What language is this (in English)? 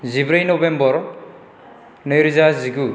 Bodo